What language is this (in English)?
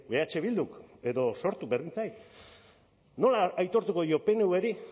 Basque